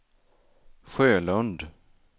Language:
Swedish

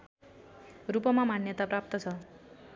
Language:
Nepali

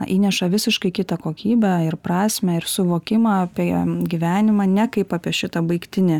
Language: Lithuanian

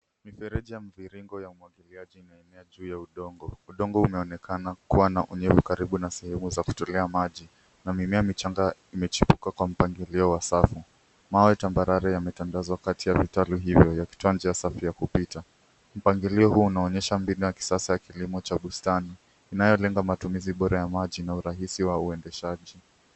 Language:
Swahili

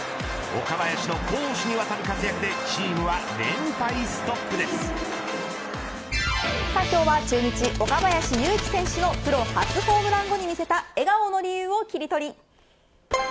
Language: Japanese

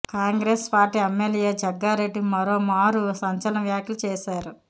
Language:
Telugu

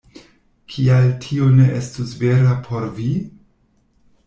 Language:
Esperanto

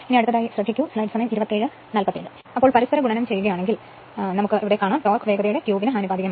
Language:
Malayalam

